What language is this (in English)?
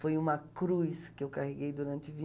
Portuguese